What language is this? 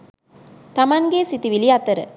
Sinhala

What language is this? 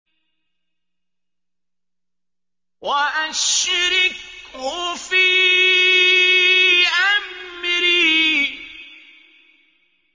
Arabic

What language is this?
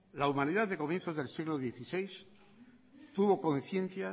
Spanish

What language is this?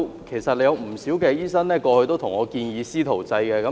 Cantonese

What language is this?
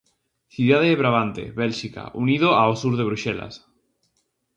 Galician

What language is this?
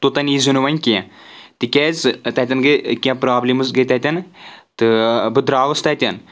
Kashmiri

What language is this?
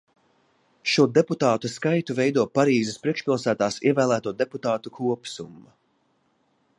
Latvian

